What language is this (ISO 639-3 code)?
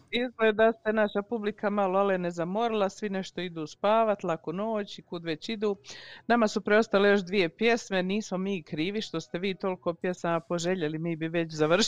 hrv